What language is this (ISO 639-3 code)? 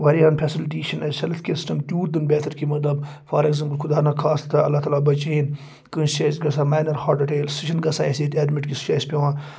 kas